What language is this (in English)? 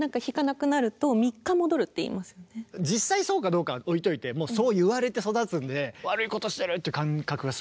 Japanese